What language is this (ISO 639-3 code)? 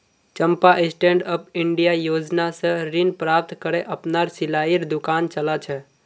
mag